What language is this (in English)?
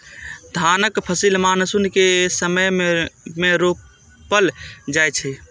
Maithili